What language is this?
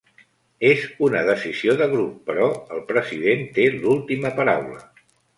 Catalan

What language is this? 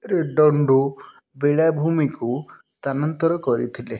Odia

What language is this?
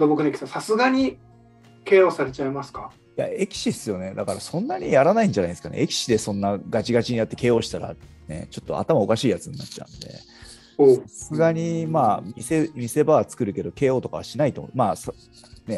Japanese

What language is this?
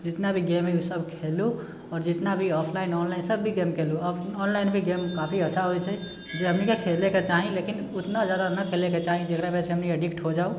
Maithili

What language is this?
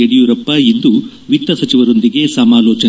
Kannada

